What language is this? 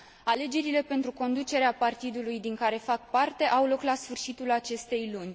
Romanian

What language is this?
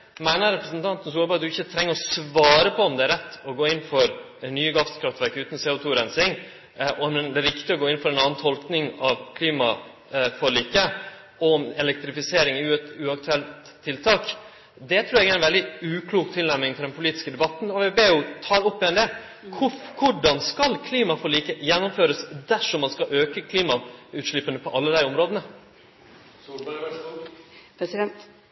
Norwegian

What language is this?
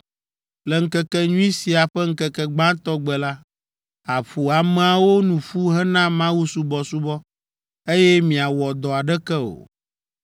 Ewe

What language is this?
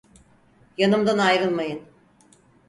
Turkish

